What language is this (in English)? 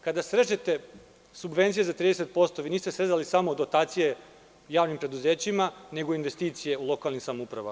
Serbian